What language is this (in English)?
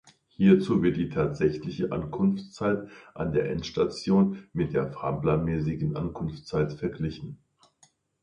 German